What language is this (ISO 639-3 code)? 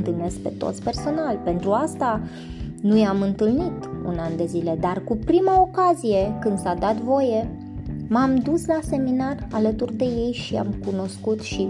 ron